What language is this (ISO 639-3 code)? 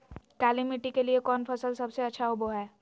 mag